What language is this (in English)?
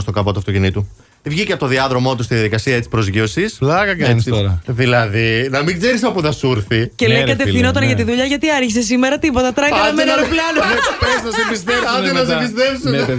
Greek